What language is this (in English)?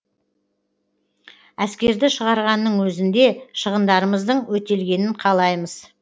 Kazakh